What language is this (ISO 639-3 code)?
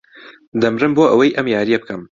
ckb